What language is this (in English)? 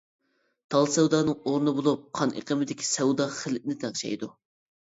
Uyghur